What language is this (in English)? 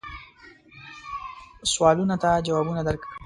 Pashto